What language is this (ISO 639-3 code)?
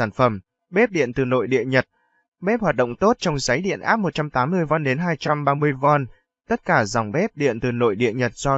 vie